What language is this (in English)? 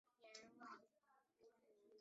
Chinese